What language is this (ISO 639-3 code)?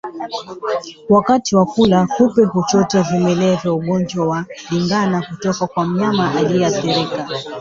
swa